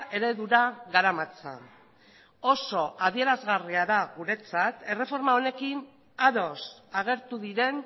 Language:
Basque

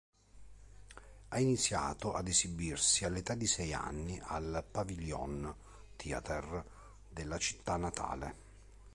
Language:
Italian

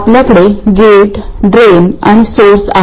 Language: Marathi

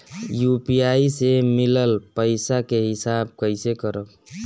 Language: Bhojpuri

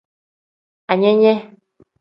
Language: Tem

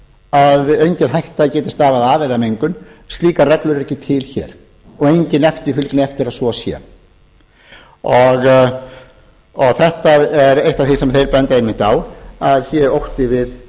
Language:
Icelandic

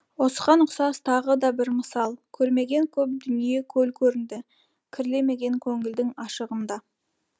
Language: Kazakh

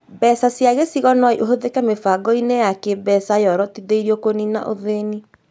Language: Kikuyu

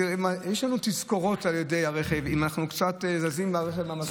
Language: Hebrew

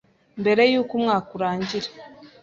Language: Kinyarwanda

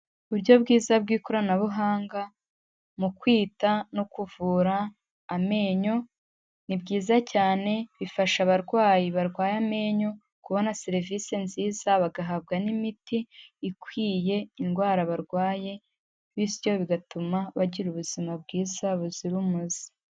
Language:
Kinyarwanda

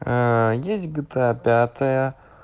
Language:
Russian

